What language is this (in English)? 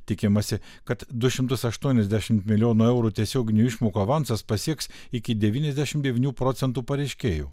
Lithuanian